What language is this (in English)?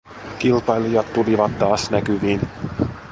Finnish